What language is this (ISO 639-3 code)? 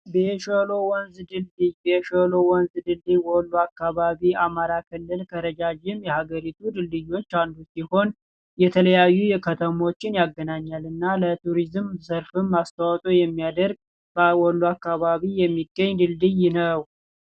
amh